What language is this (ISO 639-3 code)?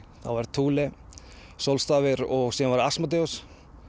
isl